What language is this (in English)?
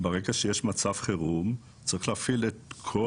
Hebrew